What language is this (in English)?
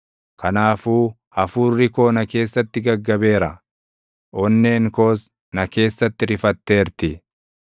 Oromo